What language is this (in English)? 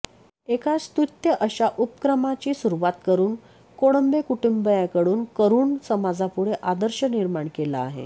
Marathi